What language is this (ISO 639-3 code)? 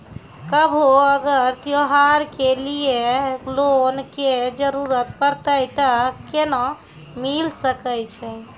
mai